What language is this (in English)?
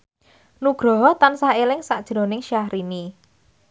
Javanese